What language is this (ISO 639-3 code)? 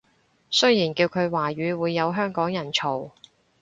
yue